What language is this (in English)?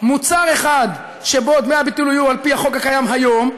Hebrew